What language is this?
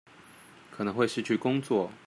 Chinese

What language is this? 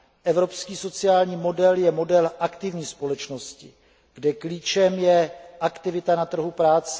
Czech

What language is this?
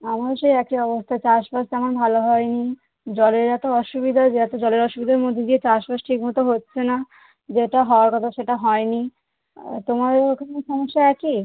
Bangla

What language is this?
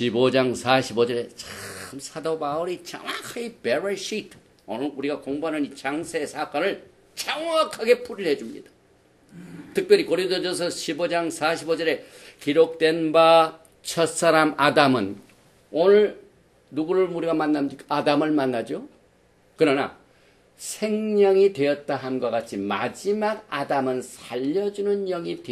Korean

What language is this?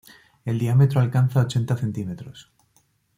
Spanish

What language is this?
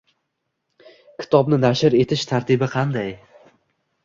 Uzbek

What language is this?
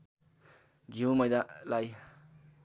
Nepali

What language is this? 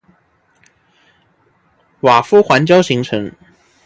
Chinese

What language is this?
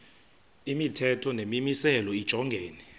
Xhosa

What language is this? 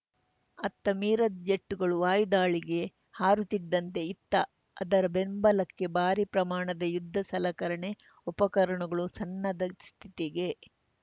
Kannada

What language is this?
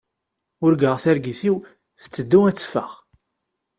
Kabyle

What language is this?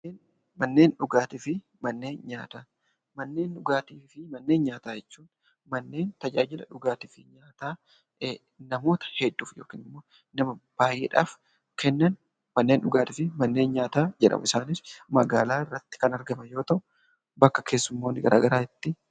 Oromo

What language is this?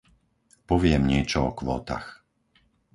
Slovak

